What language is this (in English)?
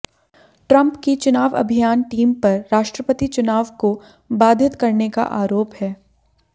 Hindi